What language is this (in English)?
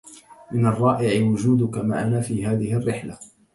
Arabic